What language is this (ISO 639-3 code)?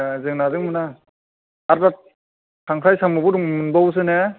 brx